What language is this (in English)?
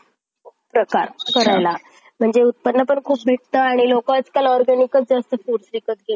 Marathi